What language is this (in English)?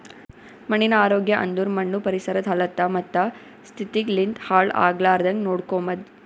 Kannada